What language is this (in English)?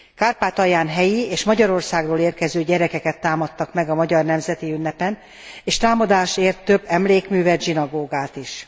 Hungarian